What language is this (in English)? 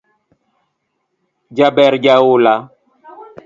Luo (Kenya and Tanzania)